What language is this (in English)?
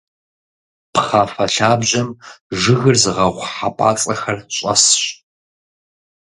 Kabardian